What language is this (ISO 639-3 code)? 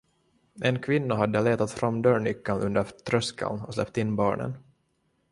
swe